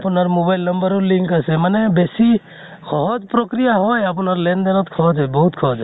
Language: Assamese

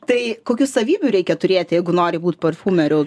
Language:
Lithuanian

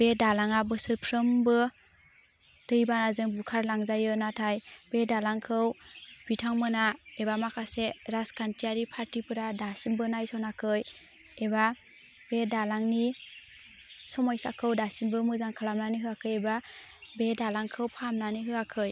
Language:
Bodo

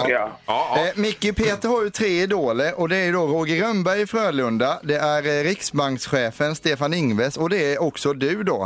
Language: Swedish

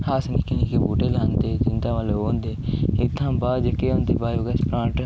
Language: Dogri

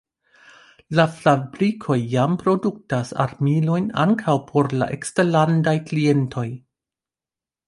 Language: Esperanto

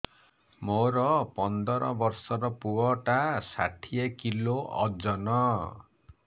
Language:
Odia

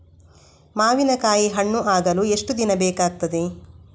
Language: Kannada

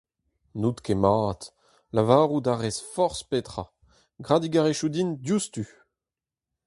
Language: Breton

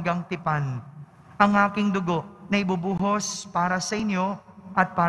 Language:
Filipino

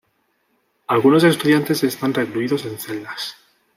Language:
Spanish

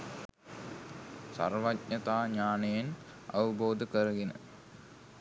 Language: Sinhala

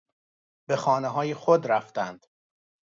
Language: Persian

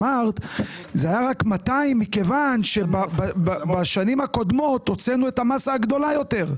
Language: Hebrew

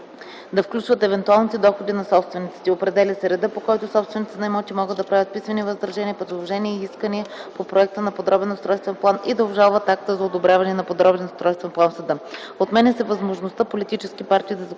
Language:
Bulgarian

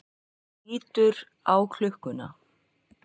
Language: Icelandic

